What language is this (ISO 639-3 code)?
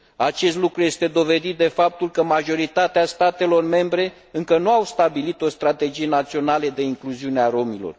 ron